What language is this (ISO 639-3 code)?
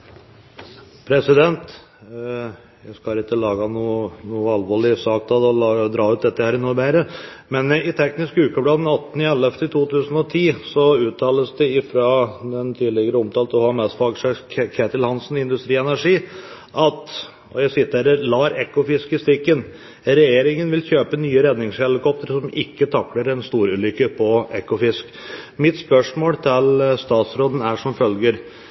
nob